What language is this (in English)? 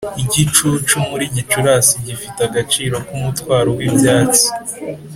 Kinyarwanda